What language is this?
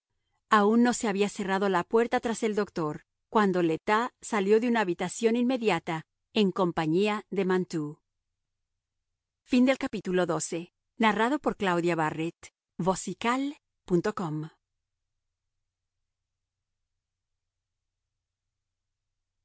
Spanish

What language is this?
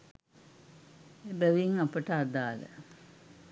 Sinhala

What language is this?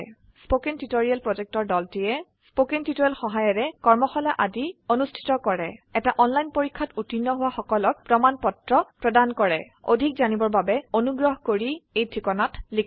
Assamese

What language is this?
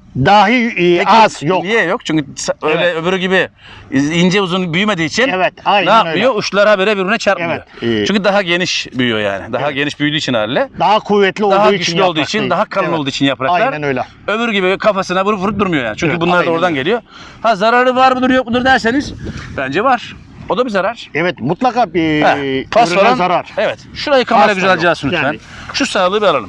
Turkish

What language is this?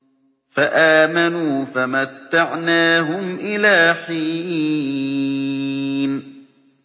Arabic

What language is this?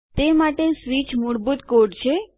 Gujarati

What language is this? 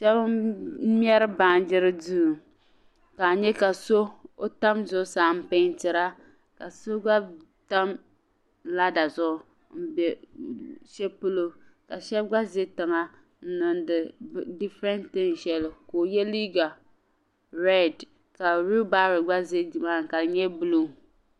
Dagbani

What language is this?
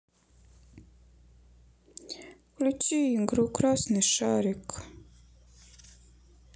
Russian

